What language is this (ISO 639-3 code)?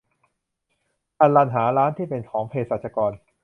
tha